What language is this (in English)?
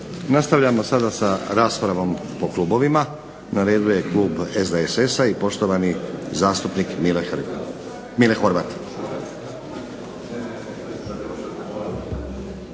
Croatian